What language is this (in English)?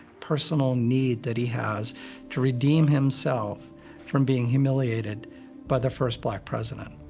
English